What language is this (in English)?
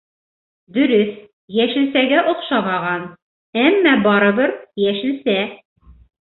Bashkir